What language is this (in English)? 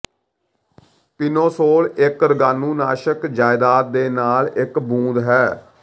Punjabi